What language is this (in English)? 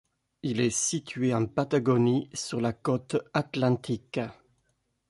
French